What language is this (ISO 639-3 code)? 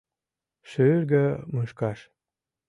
chm